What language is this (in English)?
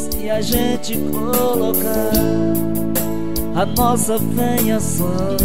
Portuguese